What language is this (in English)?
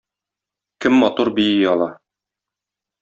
Tatar